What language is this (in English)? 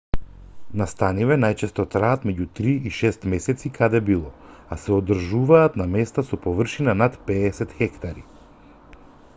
Macedonian